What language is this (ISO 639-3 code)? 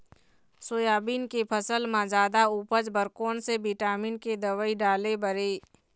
hne